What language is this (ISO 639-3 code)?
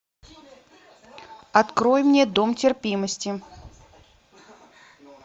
rus